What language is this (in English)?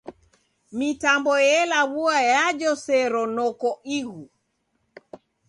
Taita